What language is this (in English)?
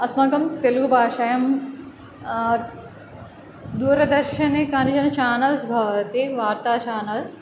Sanskrit